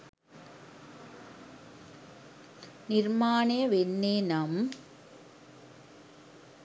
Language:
Sinhala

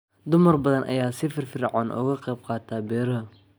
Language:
Somali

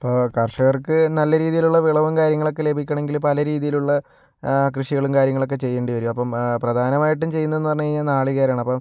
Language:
Malayalam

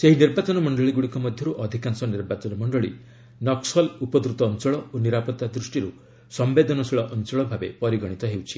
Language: Odia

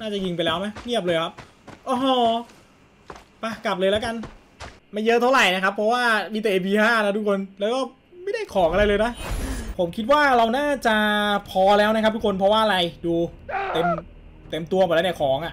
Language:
Thai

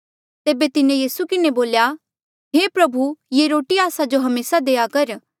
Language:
Mandeali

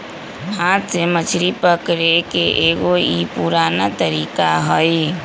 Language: Magahi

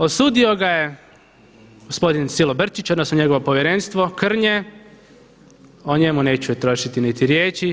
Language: Croatian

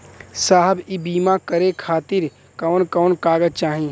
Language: Bhojpuri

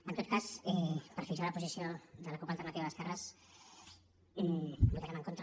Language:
Catalan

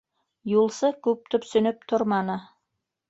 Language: Bashkir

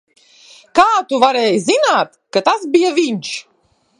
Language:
Latvian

